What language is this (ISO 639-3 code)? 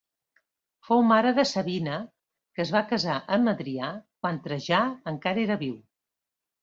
cat